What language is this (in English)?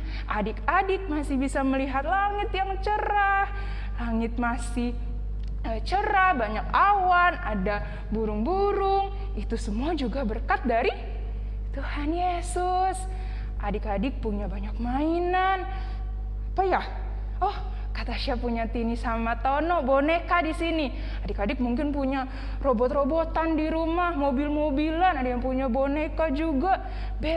Indonesian